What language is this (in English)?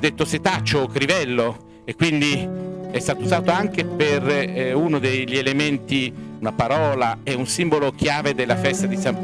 Italian